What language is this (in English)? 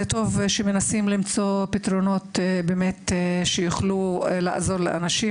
Hebrew